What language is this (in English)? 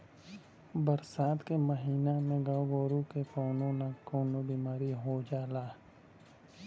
Bhojpuri